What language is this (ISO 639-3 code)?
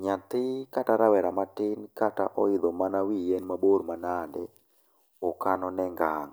luo